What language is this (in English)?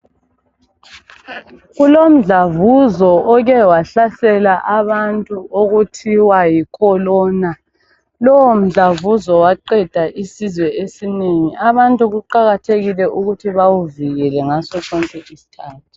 North Ndebele